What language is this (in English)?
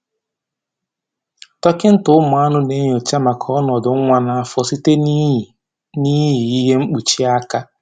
Igbo